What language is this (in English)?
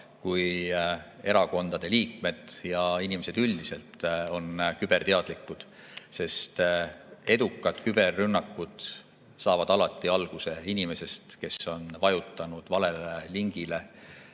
Estonian